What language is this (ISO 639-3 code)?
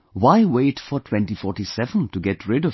eng